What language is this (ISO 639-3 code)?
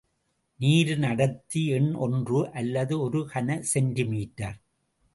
tam